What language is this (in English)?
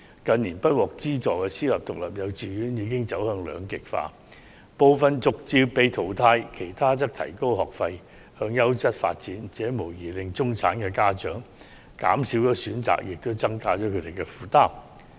Cantonese